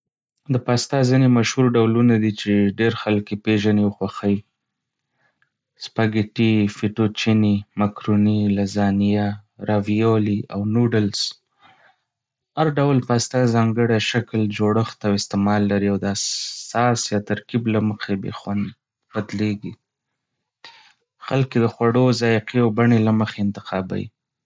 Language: Pashto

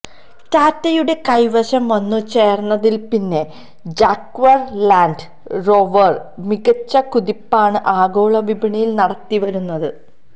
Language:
Malayalam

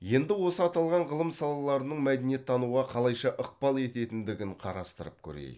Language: Kazakh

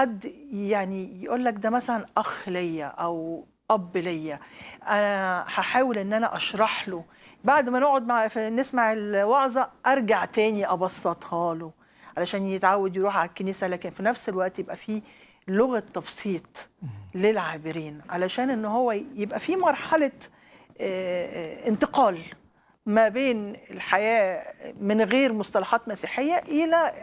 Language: Arabic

